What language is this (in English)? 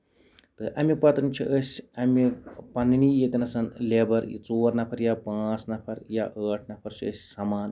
Kashmiri